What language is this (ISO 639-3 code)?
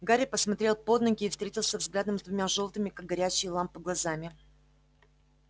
rus